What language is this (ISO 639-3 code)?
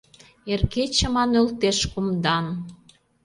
chm